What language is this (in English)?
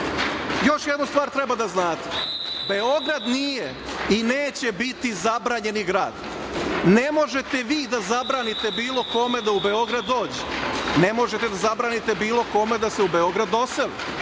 Serbian